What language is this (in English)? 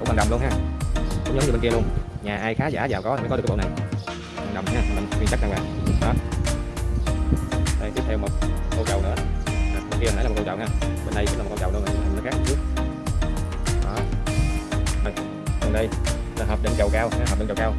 Vietnamese